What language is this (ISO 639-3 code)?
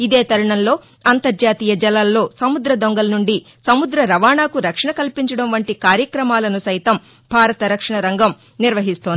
tel